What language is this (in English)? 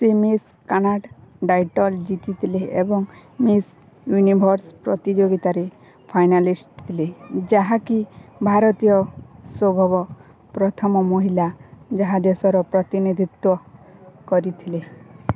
Odia